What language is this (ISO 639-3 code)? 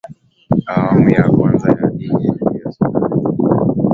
swa